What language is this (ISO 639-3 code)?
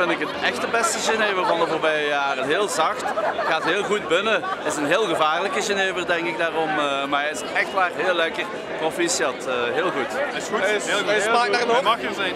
nld